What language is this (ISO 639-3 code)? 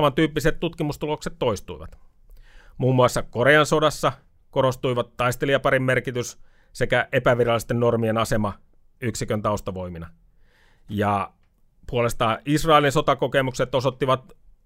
fin